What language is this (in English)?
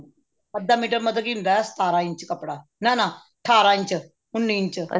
Punjabi